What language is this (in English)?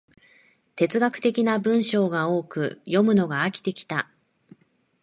Japanese